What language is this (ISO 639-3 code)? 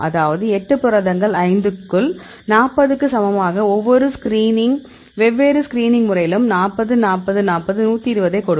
tam